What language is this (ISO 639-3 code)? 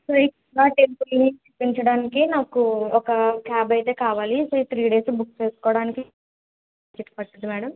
tel